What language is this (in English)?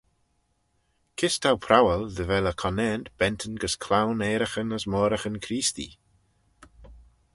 Manx